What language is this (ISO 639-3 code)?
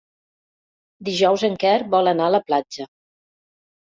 cat